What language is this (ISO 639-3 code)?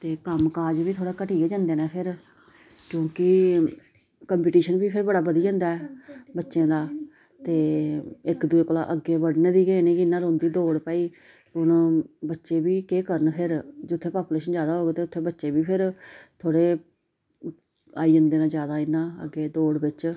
doi